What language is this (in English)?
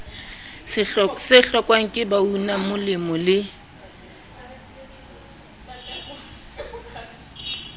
Southern Sotho